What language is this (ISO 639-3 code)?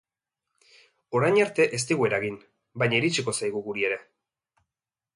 eus